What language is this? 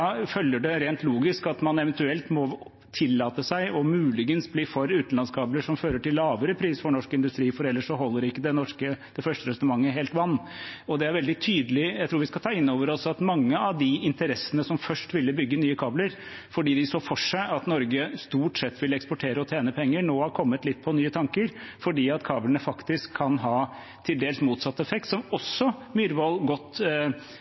Norwegian Bokmål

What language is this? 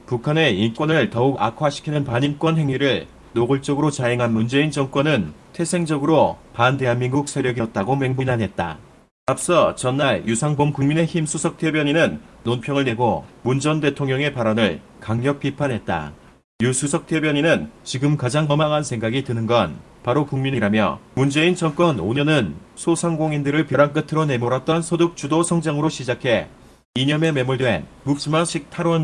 Korean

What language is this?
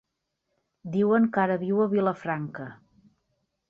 Catalan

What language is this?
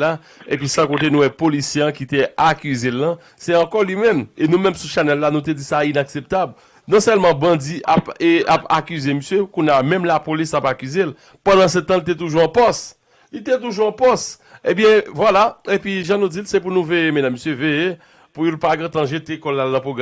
French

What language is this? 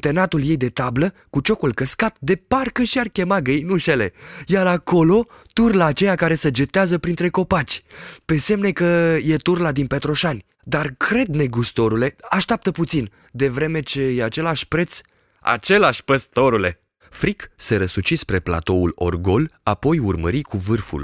Romanian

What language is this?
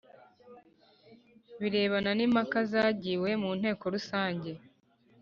Kinyarwanda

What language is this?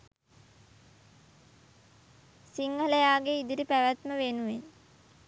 Sinhala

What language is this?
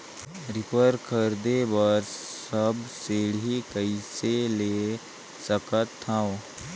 Chhattisgarhi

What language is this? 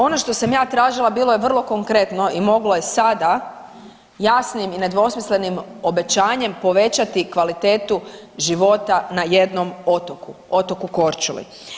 Croatian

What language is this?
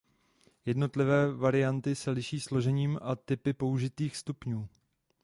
Czech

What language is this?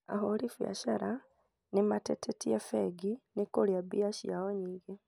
Kikuyu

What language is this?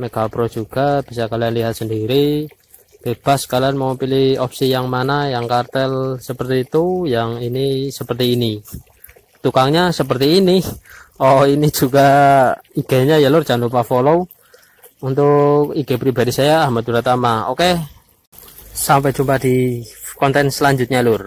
Indonesian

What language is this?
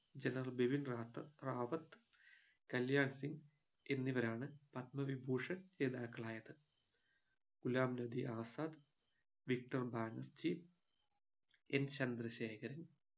Malayalam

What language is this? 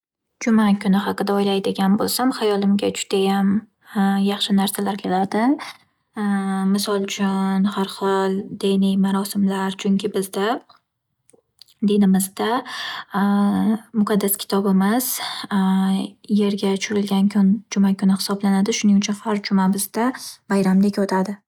Uzbek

